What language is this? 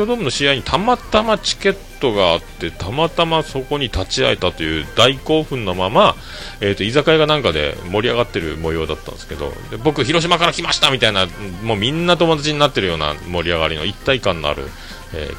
Japanese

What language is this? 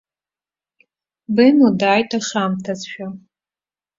Abkhazian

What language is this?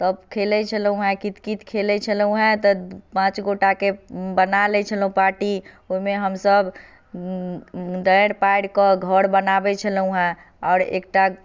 Maithili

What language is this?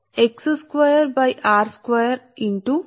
Telugu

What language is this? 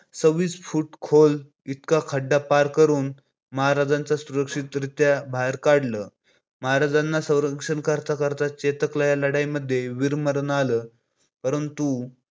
Marathi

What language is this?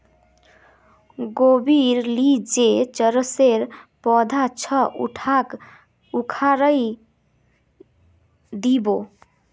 Magahi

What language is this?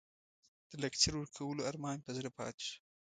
Pashto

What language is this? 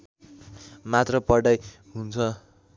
Nepali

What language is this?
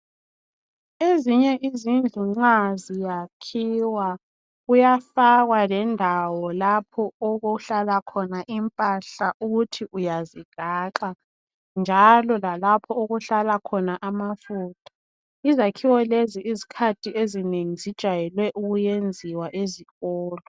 North Ndebele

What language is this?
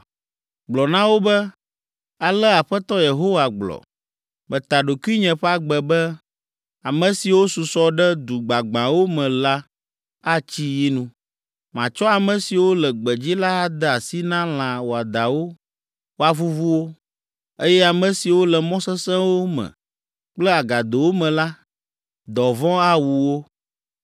Ewe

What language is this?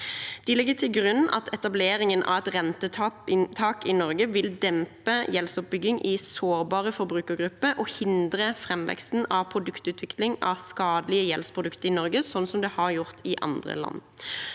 Norwegian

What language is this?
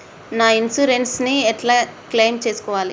Telugu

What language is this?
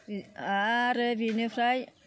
Bodo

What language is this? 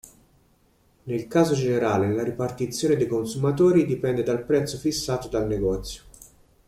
Italian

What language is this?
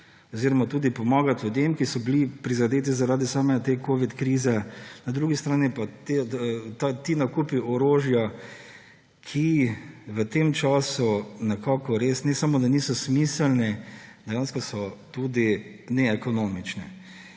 Slovenian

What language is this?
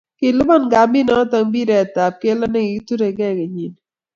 Kalenjin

